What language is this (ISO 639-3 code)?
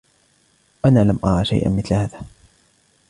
ara